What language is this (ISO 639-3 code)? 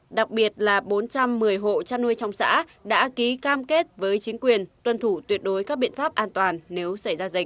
vie